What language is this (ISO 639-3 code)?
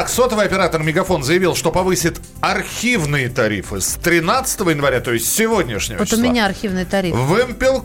rus